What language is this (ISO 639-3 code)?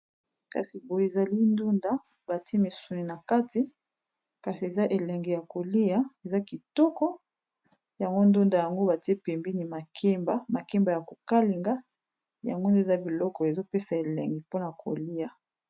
lin